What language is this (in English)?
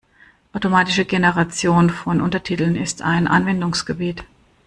German